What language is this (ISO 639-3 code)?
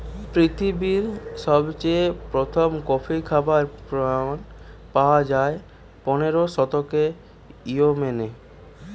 ben